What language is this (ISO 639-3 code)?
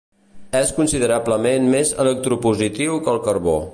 cat